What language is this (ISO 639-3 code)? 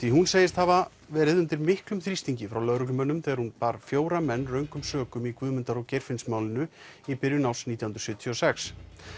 isl